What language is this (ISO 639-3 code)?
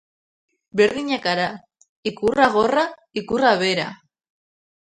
eus